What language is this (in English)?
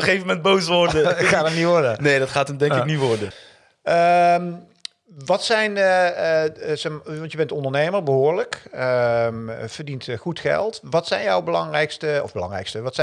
Dutch